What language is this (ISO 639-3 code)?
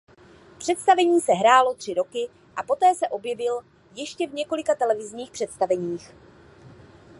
ces